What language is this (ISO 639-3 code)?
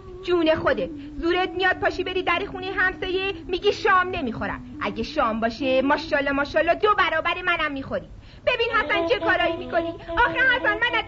fas